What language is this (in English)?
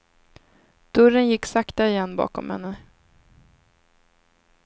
Swedish